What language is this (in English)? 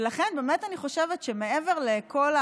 Hebrew